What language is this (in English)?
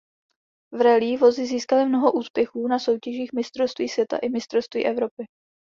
Czech